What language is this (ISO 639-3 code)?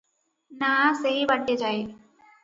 ori